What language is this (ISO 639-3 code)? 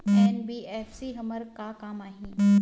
hne